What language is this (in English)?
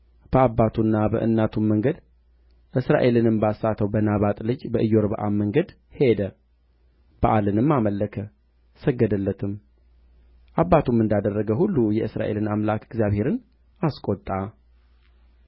Amharic